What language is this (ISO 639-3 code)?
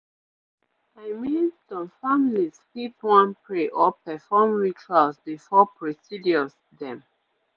pcm